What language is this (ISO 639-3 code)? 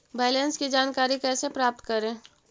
mag